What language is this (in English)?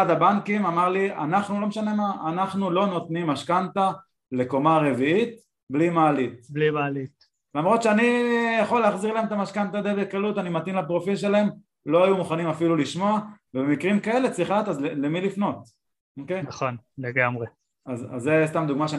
Hebrew